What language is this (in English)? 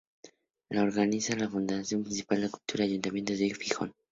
Spanish